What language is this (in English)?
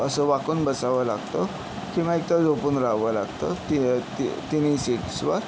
Marathi